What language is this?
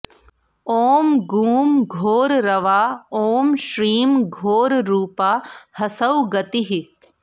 Sanskrit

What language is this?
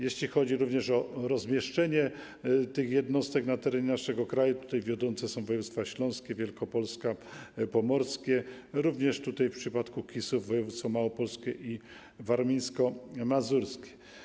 Polish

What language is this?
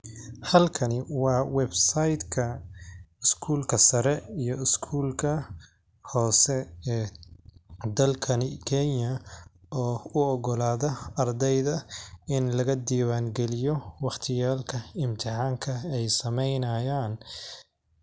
Somali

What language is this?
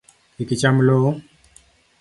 Luo (Kenya and Tanzania)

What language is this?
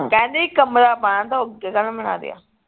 Punjabi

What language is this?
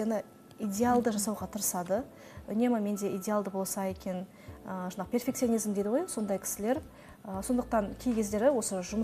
Russian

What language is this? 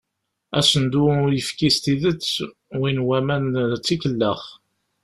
Kabyle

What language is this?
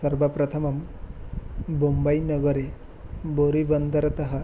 Sanskrit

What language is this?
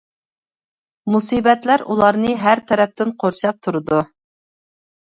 Uyghur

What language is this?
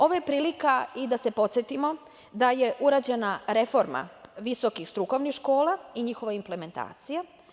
Serbian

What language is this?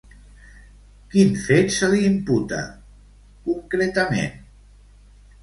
Catalan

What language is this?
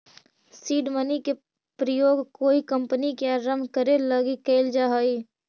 Magahi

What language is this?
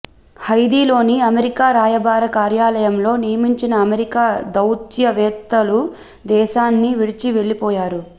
Telugu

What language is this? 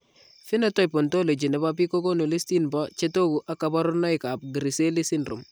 Kalenjin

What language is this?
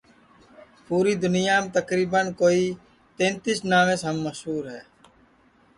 Sansi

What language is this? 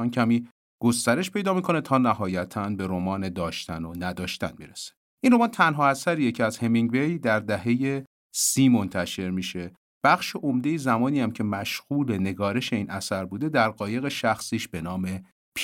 Persian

